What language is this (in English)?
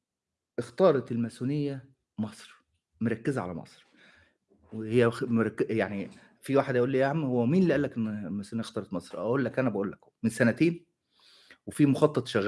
Arabic